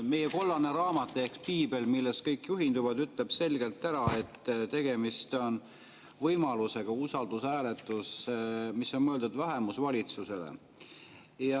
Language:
Estonian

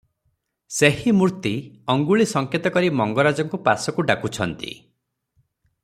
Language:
Odia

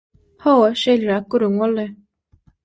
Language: Turkmen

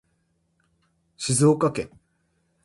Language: Japanese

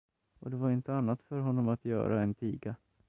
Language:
Swedish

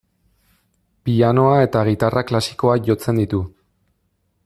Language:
Basque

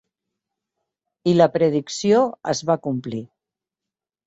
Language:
Catalan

